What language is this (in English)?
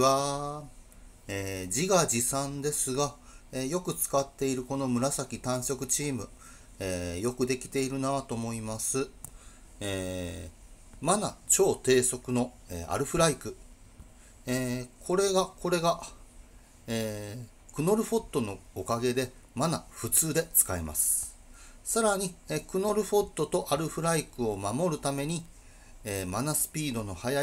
Japanese